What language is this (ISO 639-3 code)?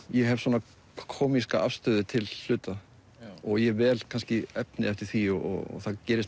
isl